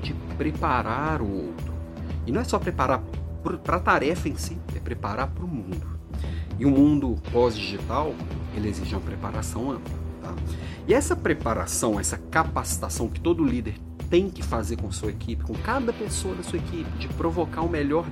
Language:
Portuguese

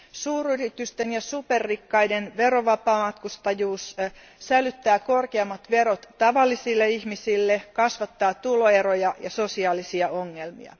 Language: Finnish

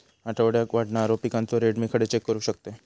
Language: Marathi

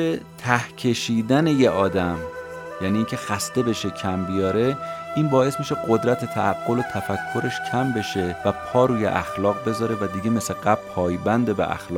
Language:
Persian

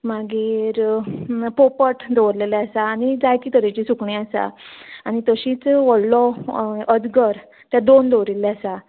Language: Konkani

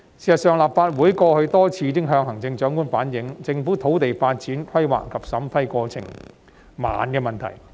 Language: Cantonese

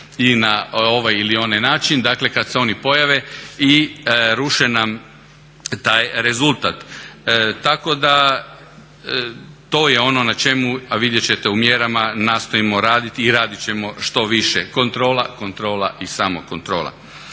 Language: Croatian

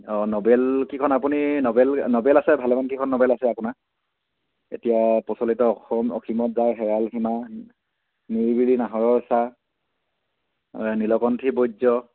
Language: Assamese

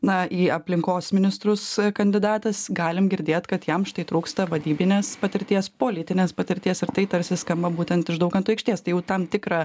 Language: Lithuanian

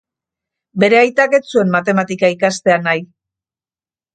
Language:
Basque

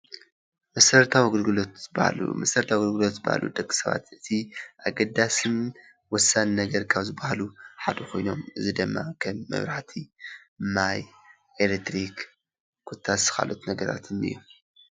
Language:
Tigrinya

